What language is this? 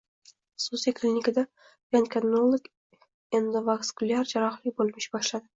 Uzbek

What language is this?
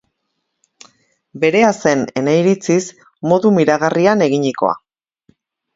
Basque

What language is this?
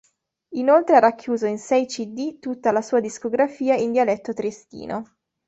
Italian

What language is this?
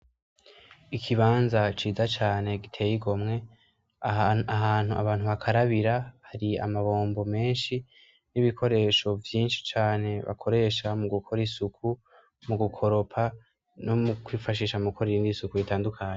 Rundi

